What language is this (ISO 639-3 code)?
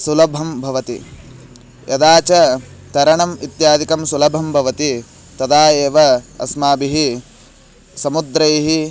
san